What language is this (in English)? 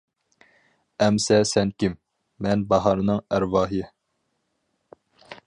Uyghur